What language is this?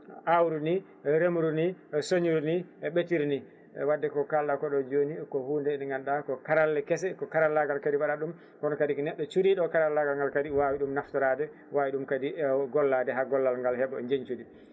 Fula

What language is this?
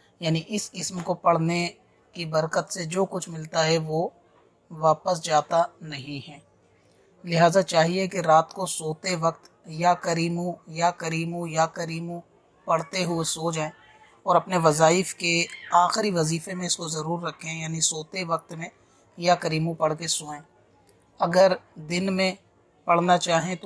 Hindi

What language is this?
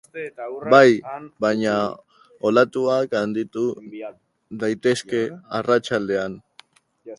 Basque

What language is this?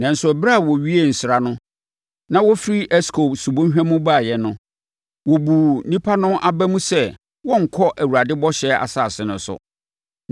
Akan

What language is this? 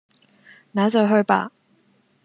Cantonese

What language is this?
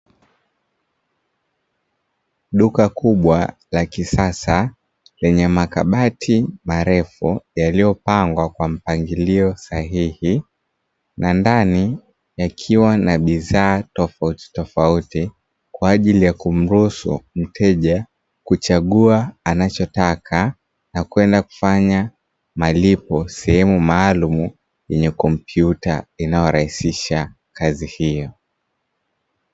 Swahili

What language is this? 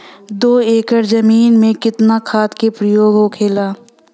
Bhojpuri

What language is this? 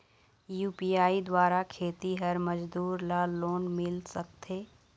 Chhattisgarhi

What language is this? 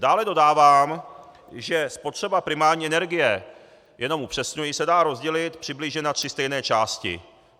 Czech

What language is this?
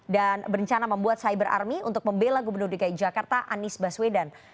Indonesian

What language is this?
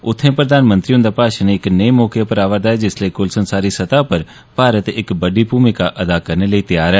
Dogri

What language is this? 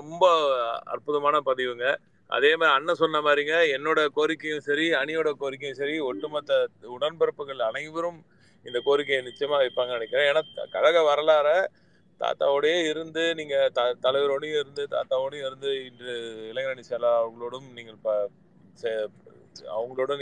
Tamil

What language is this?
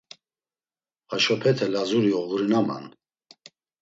Laz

